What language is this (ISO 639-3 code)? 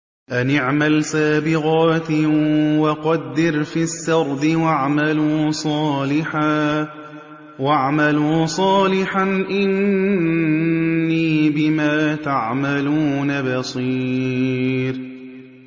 ara